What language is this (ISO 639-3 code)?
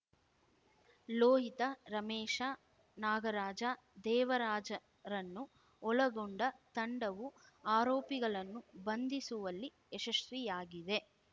kan